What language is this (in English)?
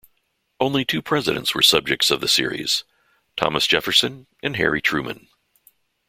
English